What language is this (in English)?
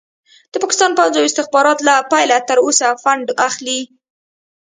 Pashto